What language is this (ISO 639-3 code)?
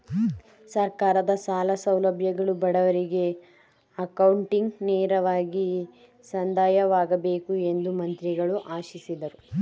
kan